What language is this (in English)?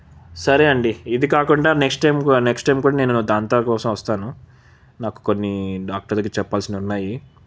Telugu